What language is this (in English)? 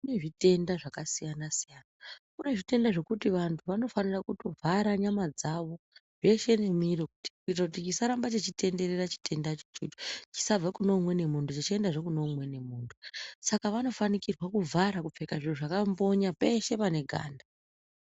Ndau